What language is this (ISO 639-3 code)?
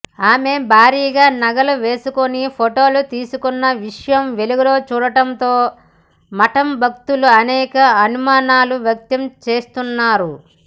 tel